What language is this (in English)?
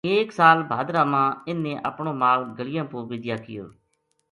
Gujari